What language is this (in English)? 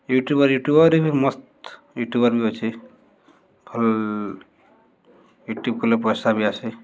Odia